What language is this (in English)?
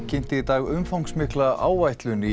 Icelandic